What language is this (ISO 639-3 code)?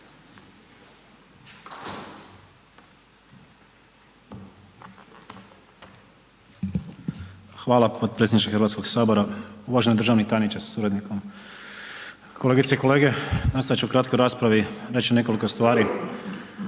hrv